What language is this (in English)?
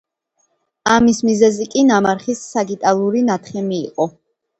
Georgian